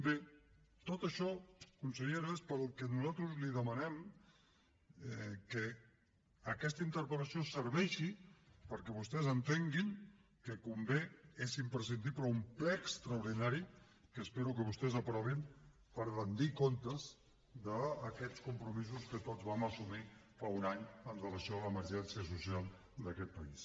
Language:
Catalan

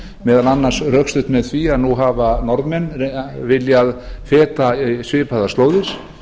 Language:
Icelandic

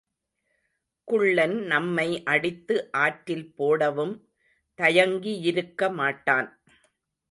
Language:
Tamil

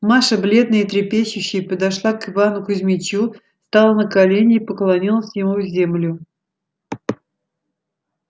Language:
Russian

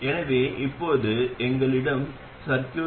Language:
Tamil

